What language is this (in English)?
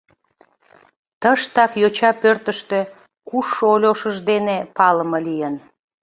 Mari